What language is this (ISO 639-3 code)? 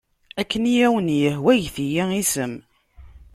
kab